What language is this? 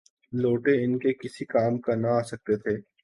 Urdu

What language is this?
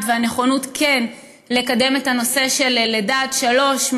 Hebrew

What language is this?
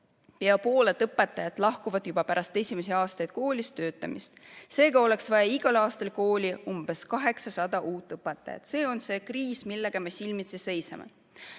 Estonian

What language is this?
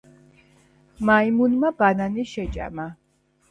Georgian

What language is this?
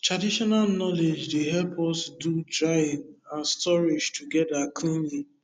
Nigerian Pidgin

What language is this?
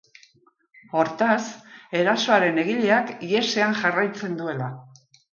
Basque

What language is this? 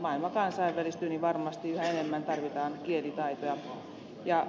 Finnish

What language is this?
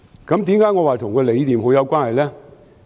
Cantonese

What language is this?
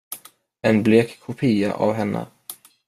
Swedish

